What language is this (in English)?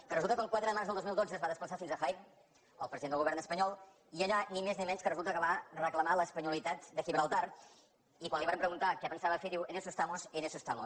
Catalan